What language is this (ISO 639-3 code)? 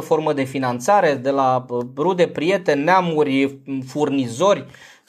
ron